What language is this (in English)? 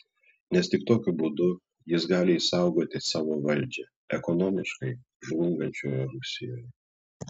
Lithuanian